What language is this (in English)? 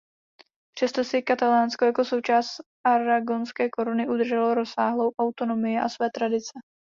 Czech